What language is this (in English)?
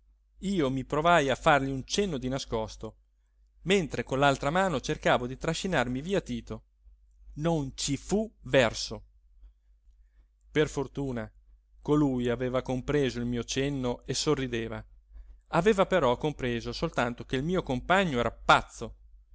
Italian